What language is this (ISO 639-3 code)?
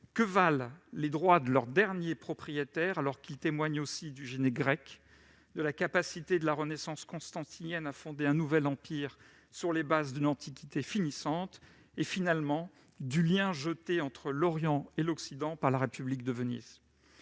fra